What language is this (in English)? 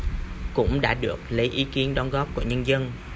Vietnamese